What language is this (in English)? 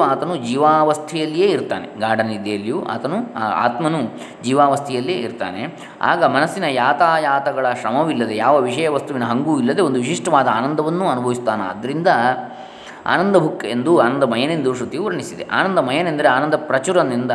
Kannada